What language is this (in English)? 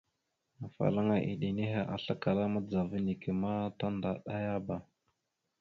Mada (Cameroon)